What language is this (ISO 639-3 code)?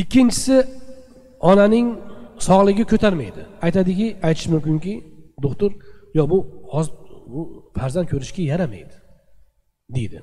tur